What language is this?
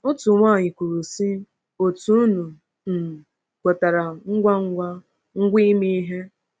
Igbo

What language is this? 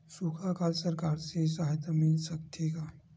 Chhattisgarhi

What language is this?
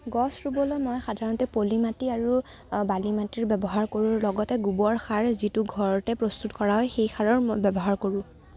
Assamese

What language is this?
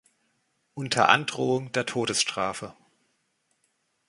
German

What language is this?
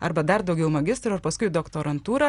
Lithuanian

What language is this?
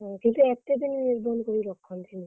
Odia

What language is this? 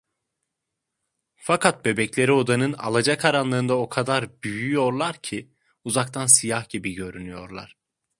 Turkish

